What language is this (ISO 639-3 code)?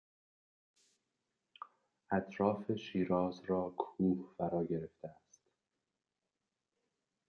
fas